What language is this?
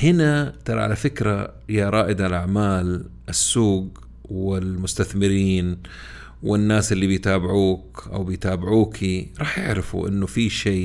Arabic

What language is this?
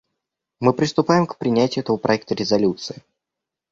Russian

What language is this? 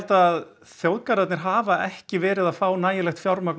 Icelandic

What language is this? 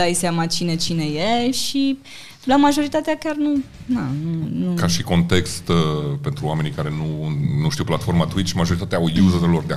Romanian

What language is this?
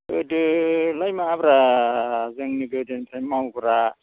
Bodo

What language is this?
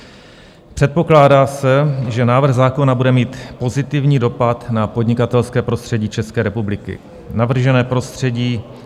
Czech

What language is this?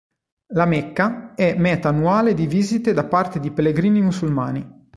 Italian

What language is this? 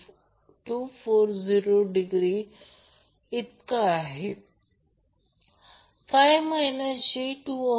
Marathi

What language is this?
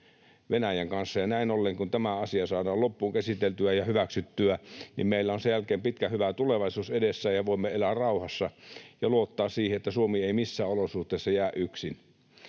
Finnish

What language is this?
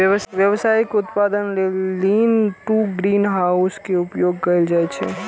Maithili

